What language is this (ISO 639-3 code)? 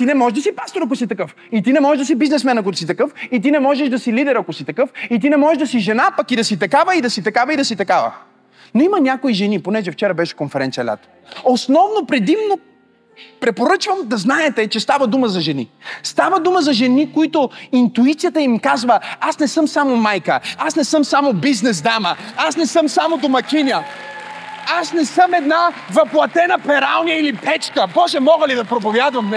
bul